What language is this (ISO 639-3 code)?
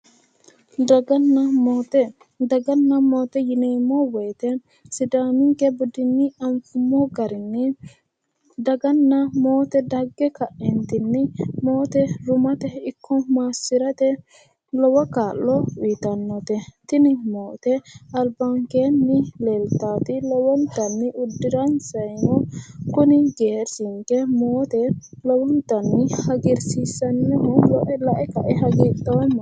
sid